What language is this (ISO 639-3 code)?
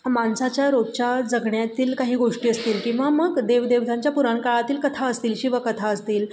mar